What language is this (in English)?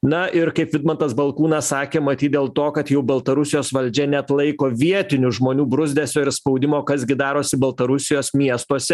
Lithuanian